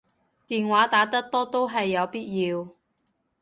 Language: Cantonese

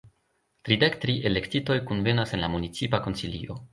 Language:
Esperanto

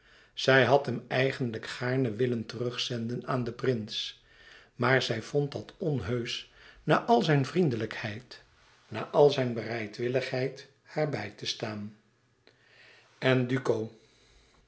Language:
Dutch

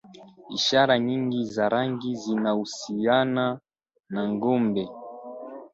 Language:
Swahili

